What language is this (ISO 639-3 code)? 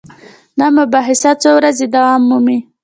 pus